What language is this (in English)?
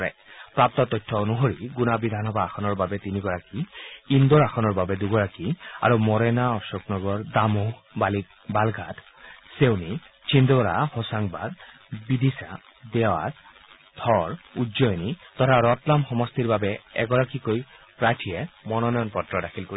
Assamese